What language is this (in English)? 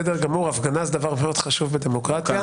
Hebrew